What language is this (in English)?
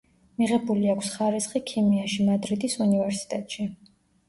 Georgian